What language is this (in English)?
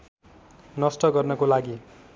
Nepali